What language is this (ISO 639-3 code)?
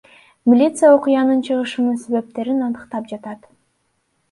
kir